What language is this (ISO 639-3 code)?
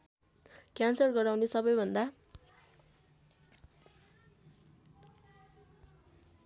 nep